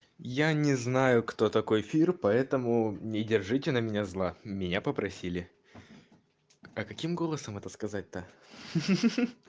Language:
Russian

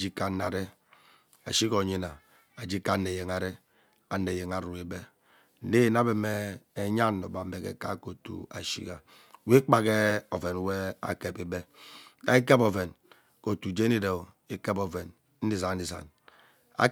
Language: Ubaghara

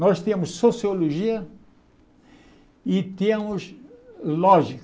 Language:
Portuguese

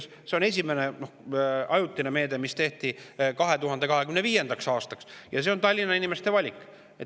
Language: Estonian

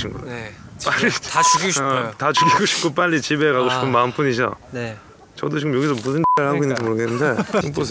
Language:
Korean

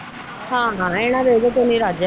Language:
Punjabi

